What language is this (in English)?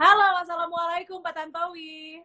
Indonesian